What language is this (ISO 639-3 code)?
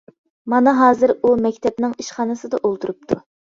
uig